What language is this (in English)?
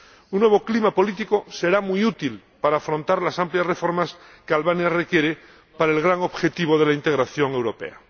Spanish